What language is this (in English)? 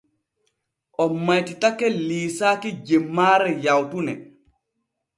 Borgu Fulfulde